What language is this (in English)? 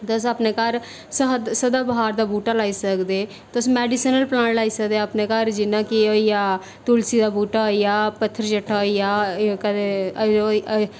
Dogri